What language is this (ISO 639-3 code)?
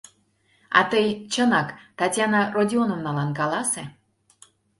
chm